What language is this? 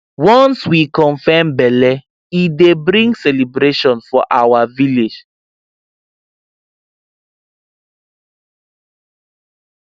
Nigerian Pidgin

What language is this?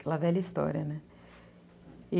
Portuguese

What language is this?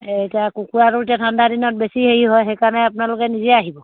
Assamese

